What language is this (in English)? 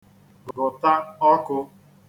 Igbo